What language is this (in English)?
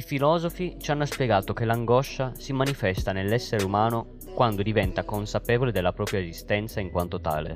Italian